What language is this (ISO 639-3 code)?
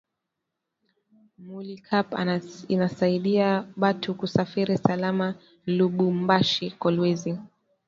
swa